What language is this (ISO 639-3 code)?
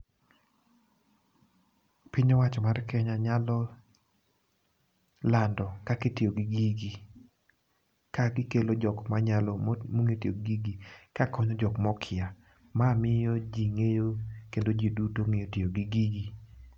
luo